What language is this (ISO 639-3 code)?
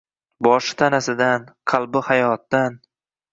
uzb